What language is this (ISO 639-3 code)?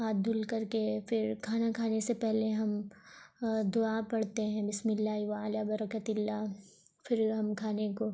urd